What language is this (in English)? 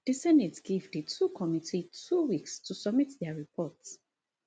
Nigerian Pidgin